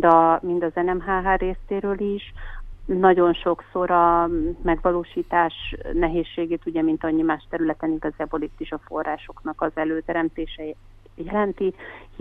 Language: Hungarian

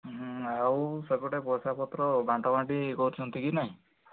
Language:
Odia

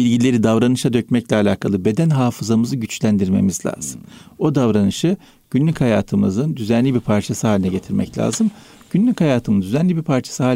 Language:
Turkish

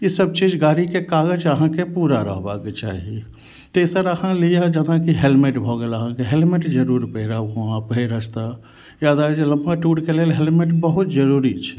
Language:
Maithili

